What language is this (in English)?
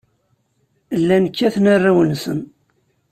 Kabyle